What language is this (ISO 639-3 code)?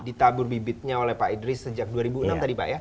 ind